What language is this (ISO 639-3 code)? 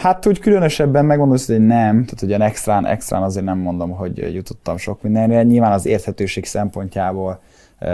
hun